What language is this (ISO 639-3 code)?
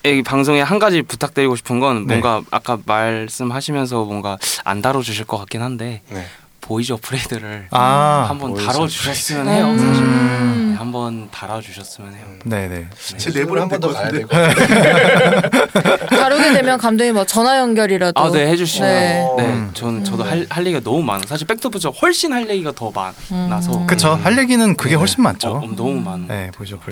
kor